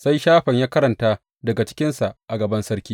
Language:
Hausa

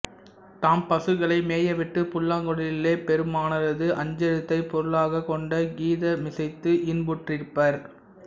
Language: Tamil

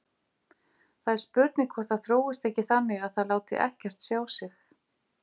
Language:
Icelandic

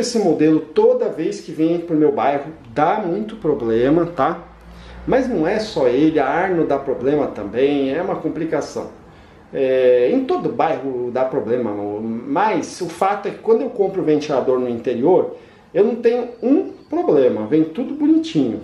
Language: Portuguese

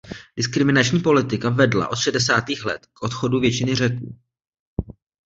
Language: Czech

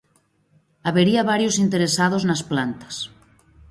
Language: Galician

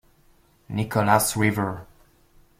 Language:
French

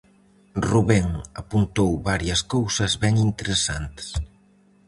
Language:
Galician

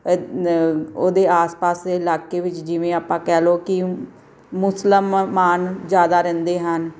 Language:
Punjabi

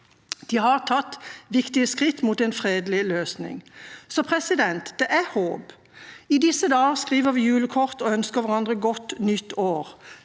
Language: Norwegian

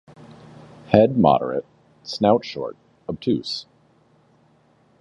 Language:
English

